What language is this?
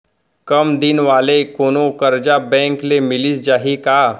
Chhattisgarhi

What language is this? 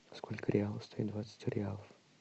Russian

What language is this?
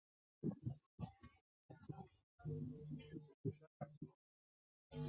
Chinese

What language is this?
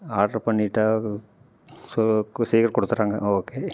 Tamil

